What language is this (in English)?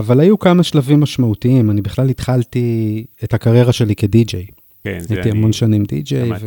Hebrew